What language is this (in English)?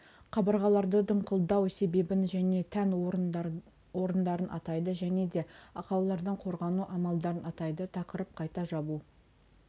Kazakh